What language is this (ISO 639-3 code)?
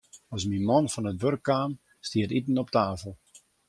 fry